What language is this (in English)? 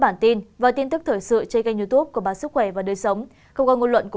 Vietnamese